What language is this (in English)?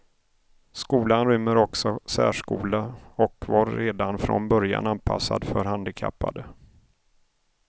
Swedish